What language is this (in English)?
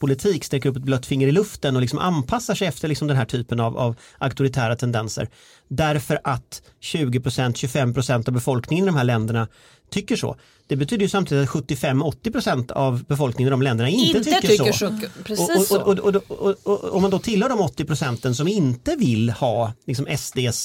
Swedish